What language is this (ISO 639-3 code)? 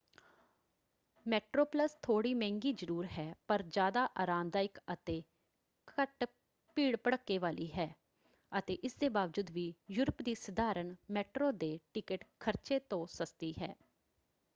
pan